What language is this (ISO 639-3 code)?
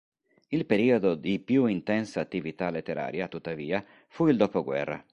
ita